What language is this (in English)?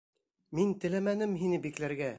Bashkir